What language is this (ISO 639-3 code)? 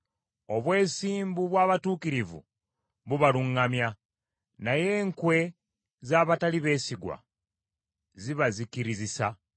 lug